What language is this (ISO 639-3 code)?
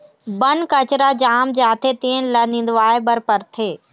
hne